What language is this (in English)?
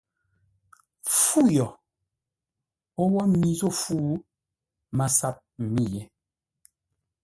Ngombale